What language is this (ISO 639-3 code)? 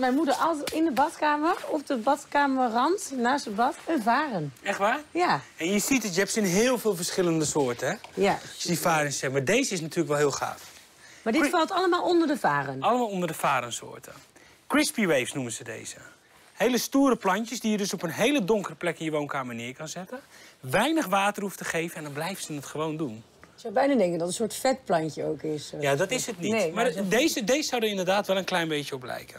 nld